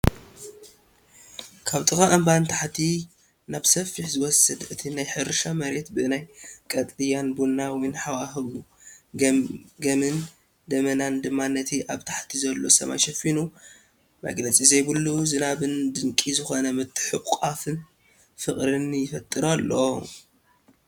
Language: Tigrinya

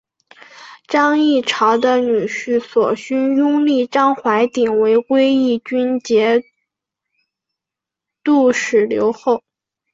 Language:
Chinese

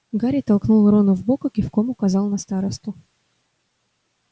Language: Russian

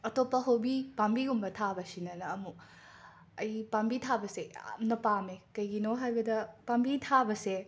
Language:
Manipuri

